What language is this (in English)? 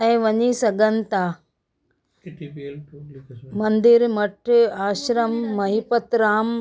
Sindhi